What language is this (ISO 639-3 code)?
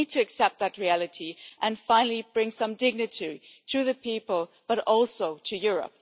eng